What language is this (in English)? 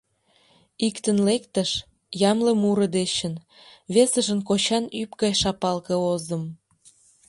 Mari